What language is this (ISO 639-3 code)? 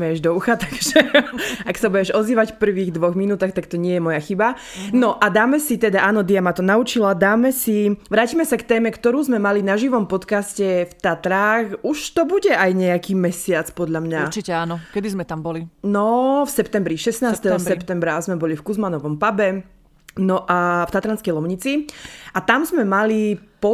slk